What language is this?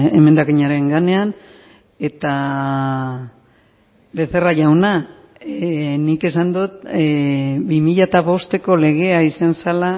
Basque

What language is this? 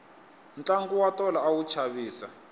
Tsonga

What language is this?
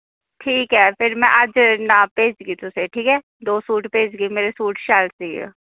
Dogri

